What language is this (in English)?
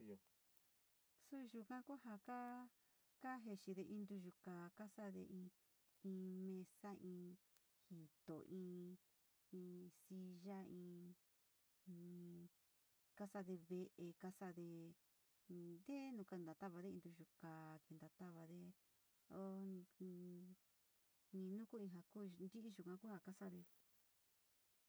Sinicahua Mixtec